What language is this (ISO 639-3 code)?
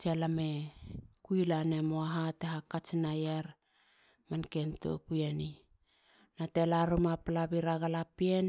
hla